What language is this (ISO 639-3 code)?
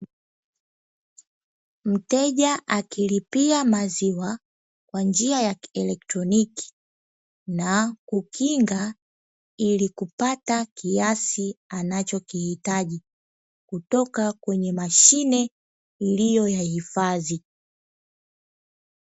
swa